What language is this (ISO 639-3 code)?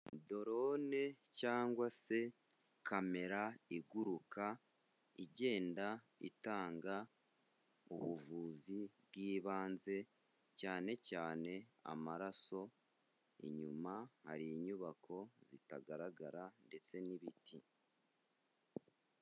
kin